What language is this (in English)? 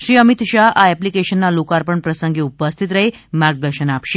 Gujarati